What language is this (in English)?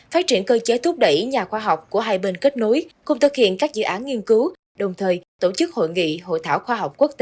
Vietnamese